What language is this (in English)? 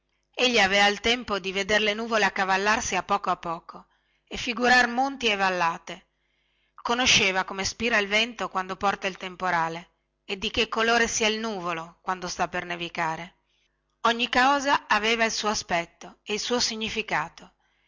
Italian